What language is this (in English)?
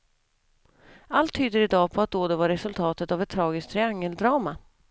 Swedish